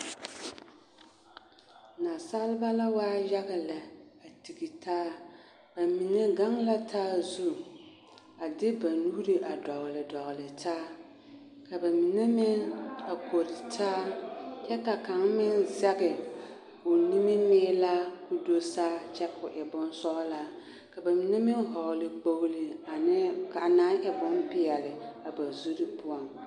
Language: Southern Dagaare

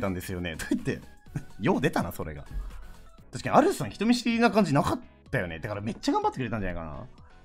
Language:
Japanese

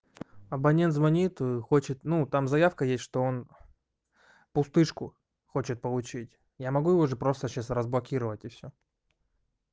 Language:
Russian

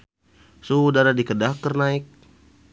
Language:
Sundanese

